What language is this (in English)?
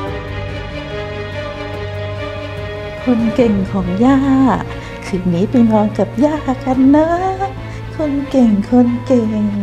Thai